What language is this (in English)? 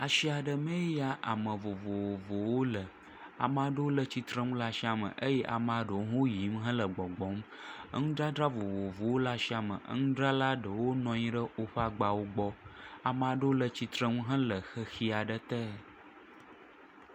Ewe